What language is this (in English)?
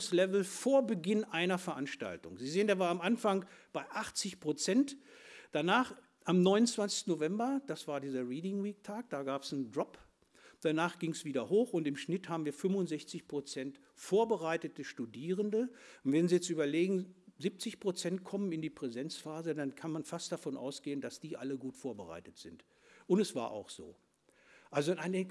German